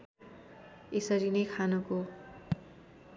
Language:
Nepali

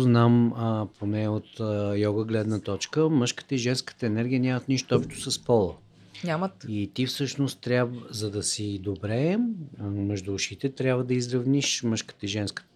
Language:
Bulgarian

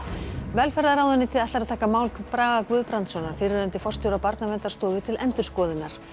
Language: Icelandic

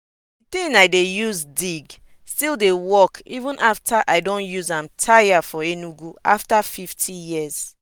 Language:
Nigerian Pidgin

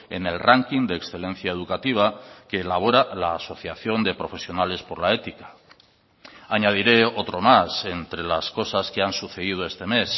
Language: Spanish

